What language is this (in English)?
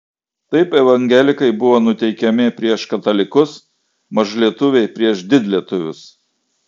Lithuanian